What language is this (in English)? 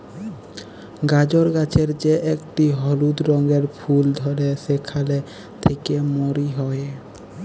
Bangla